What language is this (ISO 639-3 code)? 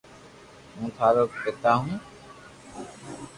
lrk